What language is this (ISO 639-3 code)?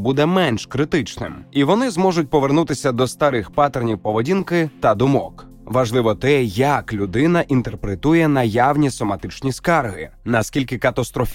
ukr